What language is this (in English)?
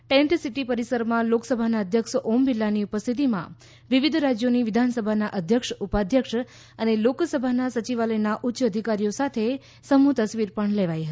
Gujarati